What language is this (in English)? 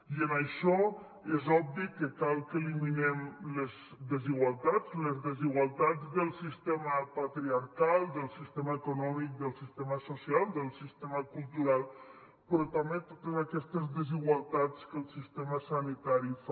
Catalan